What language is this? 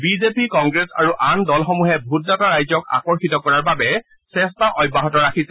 Assamese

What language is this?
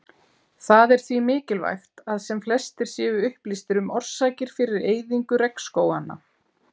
Icelandic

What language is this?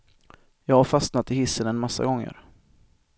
Swedish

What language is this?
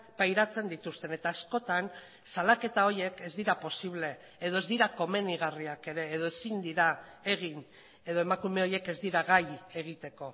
Basque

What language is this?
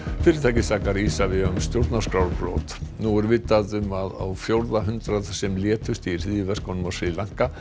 Icelandic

